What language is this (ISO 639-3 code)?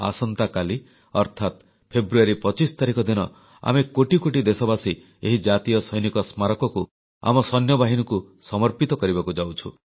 ori